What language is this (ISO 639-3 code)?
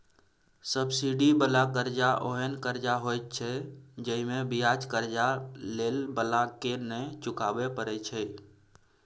mai